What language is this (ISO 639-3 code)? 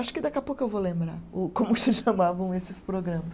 por